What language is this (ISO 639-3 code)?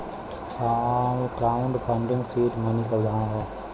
bho